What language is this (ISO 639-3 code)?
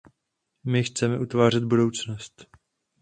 ces